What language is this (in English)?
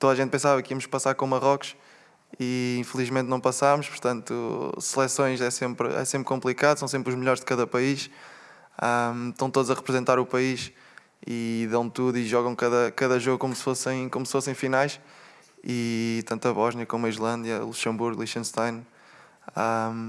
Portuguese